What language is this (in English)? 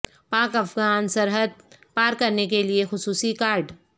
Urdu